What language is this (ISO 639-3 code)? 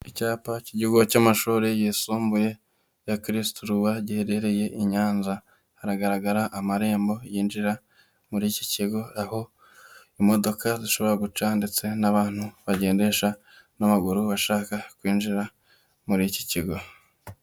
kin